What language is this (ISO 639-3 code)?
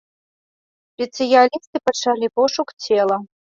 bel